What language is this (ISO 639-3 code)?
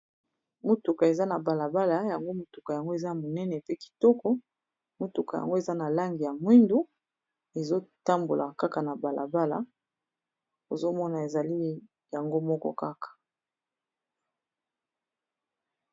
lin